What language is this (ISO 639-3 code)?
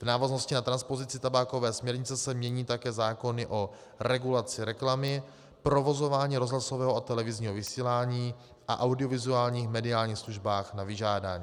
ces